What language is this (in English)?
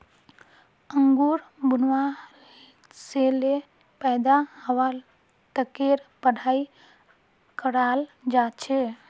Magahi